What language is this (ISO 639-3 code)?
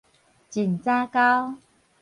nan